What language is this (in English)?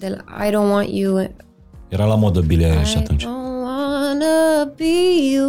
Romanian